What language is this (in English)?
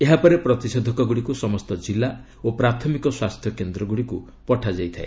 Odia